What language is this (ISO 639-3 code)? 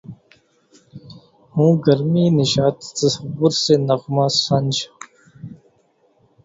urd